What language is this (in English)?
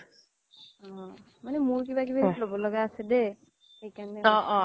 Assamese